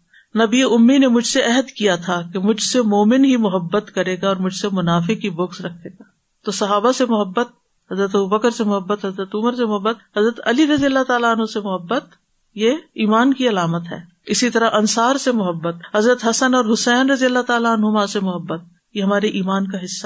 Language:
Urdu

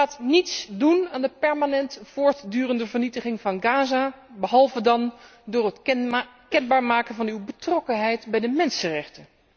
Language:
Dutch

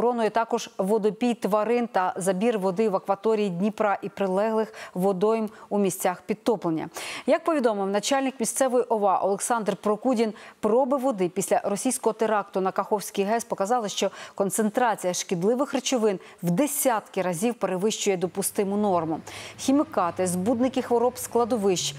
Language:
Ukrainian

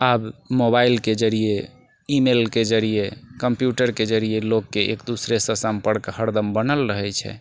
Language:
Maithili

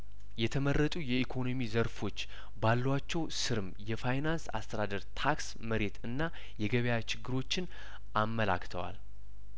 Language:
Amharic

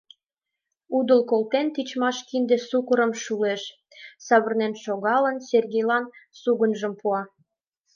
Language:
Mari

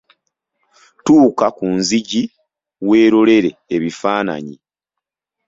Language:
Ganda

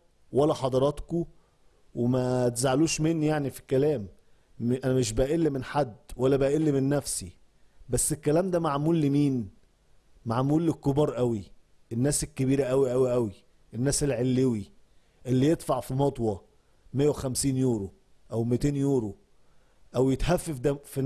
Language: Arabic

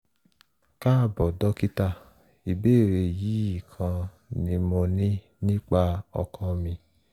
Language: Yoruba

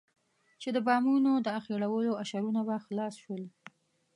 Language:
Pashto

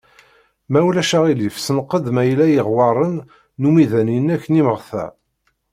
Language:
Kabyle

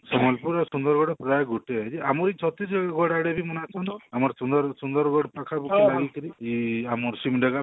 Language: Odia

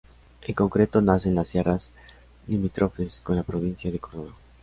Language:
Spanish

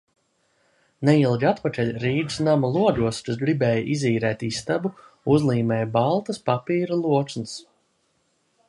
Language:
Latvian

